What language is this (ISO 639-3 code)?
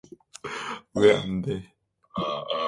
kor